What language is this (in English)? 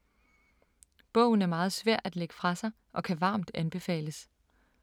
Danish